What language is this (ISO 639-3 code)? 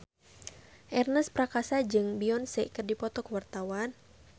sun